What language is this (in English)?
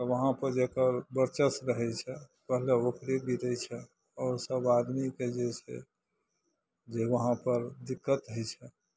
Maithili